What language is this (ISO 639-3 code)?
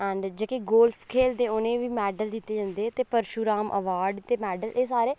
doi